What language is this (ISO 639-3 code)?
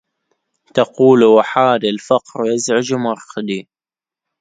ara